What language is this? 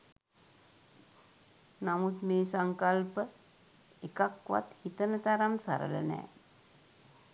Sinhala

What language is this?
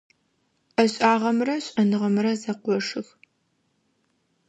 Adyghe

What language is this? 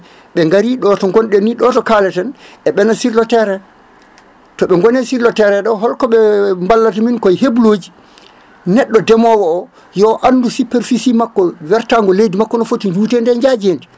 Fula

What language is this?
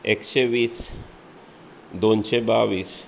Konkani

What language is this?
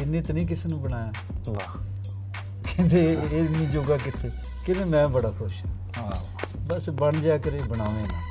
Punjabi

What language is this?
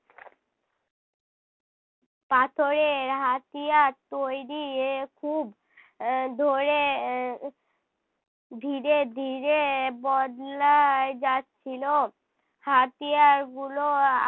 Bangla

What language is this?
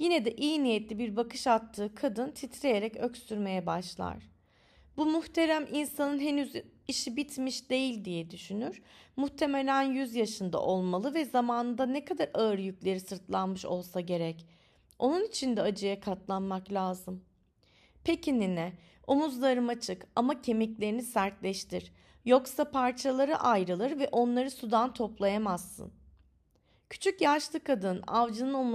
Turkish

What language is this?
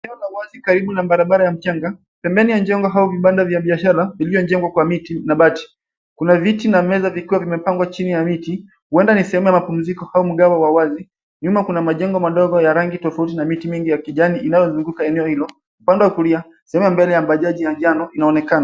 Swahili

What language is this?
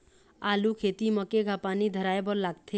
Chhattisgarhi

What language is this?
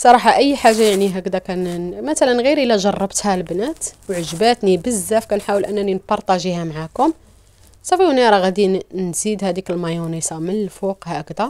Arabic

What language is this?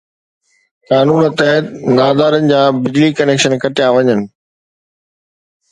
Sindhi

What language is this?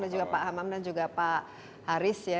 Indonesian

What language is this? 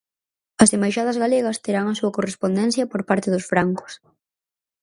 Galician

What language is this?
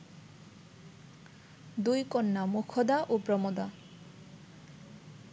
Bangla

